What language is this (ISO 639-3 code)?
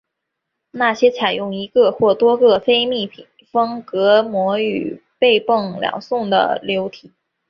zho